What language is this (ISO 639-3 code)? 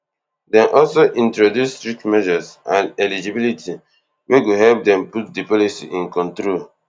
pcm